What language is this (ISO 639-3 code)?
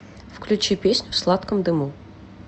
rus